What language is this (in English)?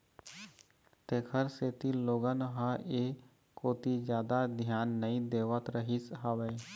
Chhattisgarhi